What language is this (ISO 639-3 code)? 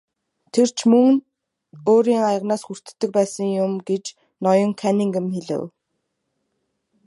mon